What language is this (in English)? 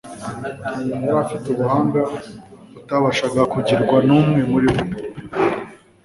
Kinyarwanda